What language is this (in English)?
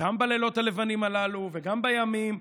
Hebrew